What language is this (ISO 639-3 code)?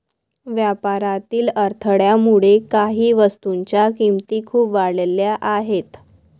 mar